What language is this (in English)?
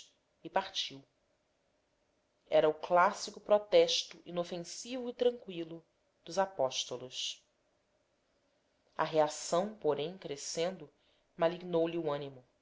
Portuguese